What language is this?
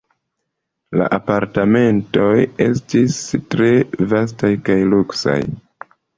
Esperanto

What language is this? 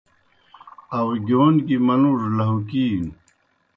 Kohistani Shina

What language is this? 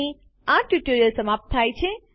Gujarati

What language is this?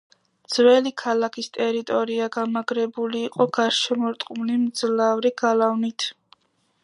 Georgian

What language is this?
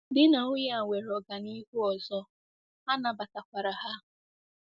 Igbo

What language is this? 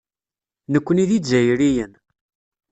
Kabyle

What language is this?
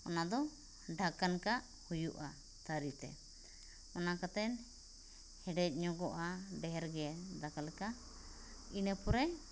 Santali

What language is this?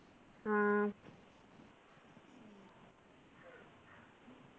Malayalam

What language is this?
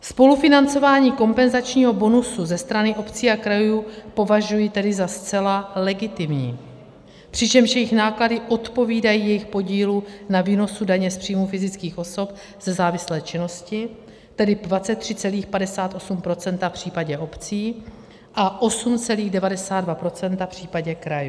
Czech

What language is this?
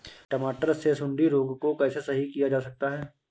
Hindi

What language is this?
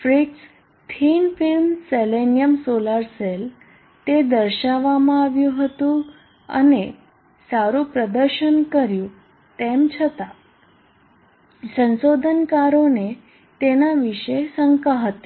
Gujarati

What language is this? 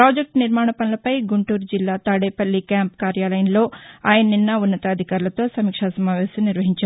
Telugu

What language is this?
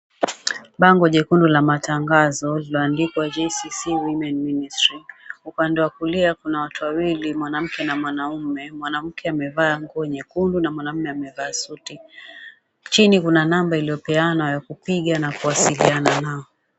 Swahili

